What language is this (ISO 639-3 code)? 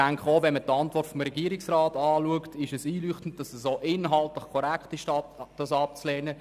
gsw